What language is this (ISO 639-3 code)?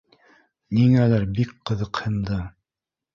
bak